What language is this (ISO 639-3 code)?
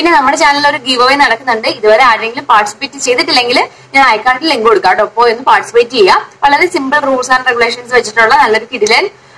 hin